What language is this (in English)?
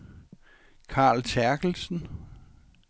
Danish